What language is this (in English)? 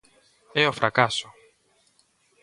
Galician